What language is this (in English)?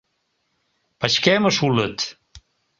Mari